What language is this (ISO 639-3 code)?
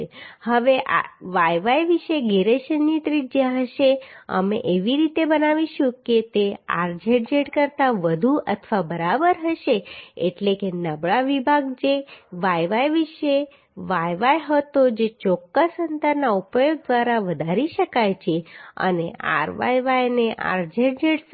guj